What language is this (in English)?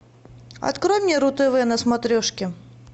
Russian